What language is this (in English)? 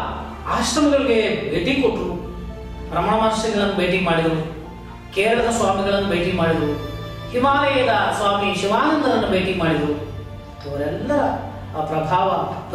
Korean